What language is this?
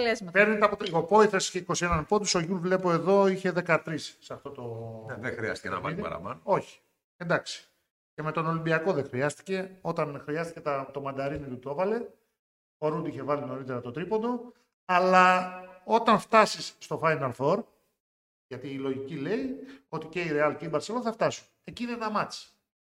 Greek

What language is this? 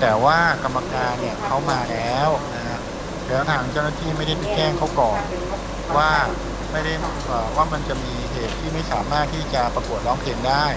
Thai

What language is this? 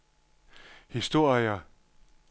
Danish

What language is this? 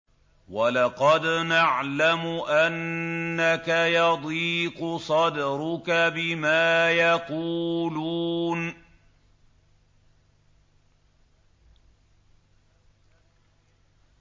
Arabic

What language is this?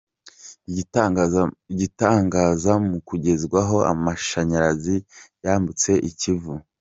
Kinyarwanda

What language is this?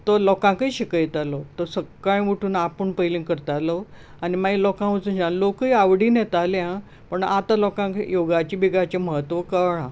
Konkani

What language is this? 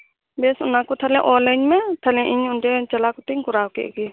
Santali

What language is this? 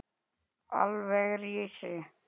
Icelandic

